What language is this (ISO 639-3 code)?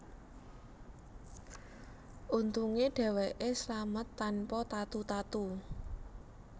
jav